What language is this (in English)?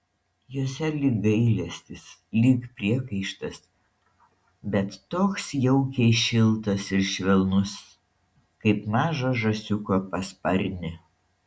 Lithuanian